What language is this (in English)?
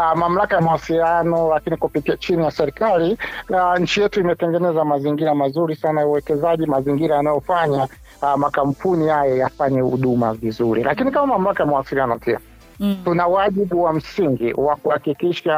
Swahili